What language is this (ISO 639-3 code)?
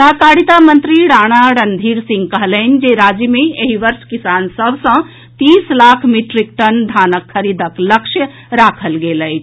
mai